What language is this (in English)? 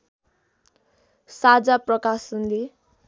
Nepali